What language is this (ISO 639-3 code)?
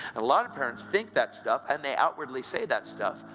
eng